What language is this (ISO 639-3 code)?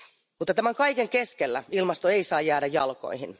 fin